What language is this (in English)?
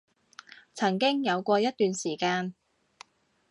Cantonese